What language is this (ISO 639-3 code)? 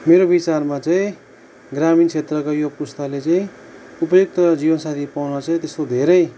nep